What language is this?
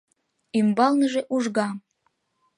Mari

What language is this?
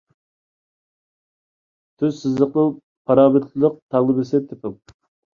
Uyghur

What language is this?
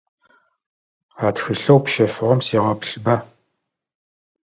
Adyghe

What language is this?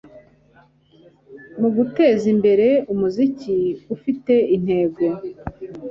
Kinyarwanda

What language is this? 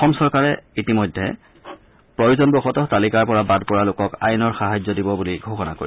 Assamese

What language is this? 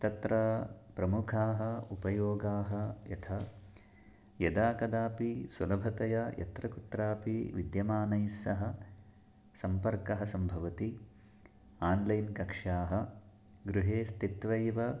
Sanskrit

